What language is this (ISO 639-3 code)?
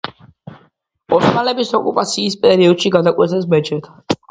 kat